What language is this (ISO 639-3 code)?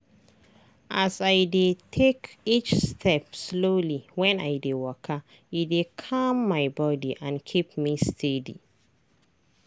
pcm